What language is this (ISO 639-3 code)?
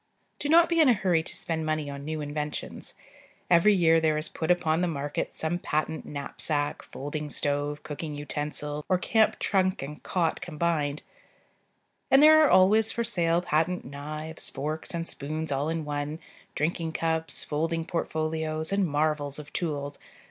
eng